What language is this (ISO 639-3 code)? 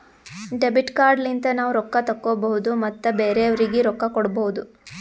kan